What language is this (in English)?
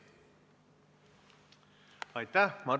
Estonian